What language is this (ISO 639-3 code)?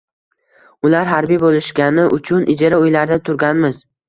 uzb